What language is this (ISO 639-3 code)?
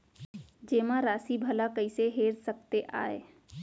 hne